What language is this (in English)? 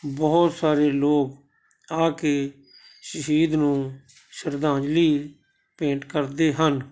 Punjabi